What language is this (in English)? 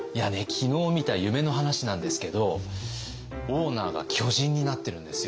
Japanese